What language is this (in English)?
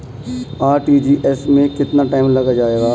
Hindi